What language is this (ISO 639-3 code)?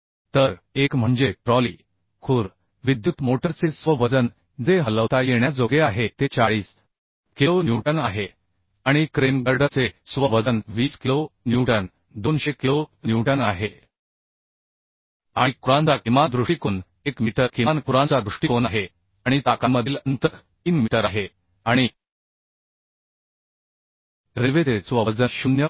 mar